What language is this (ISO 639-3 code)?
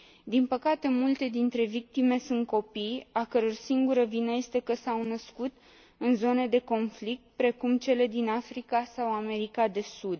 ron